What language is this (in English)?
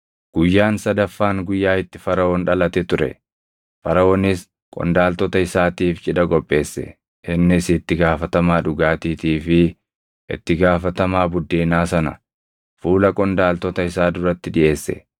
Oromo